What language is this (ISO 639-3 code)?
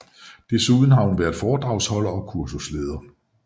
dan